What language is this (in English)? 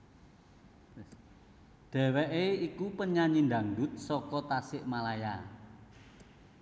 Javanese